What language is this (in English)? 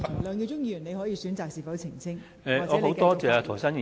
Cantonese